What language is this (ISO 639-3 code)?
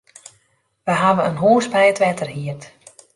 fry